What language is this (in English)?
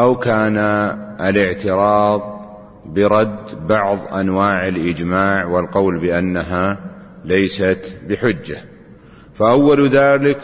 Arabic